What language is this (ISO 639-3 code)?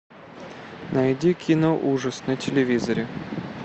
rus